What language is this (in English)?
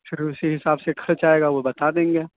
Urdu